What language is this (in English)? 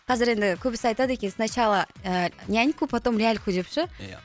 Kazakh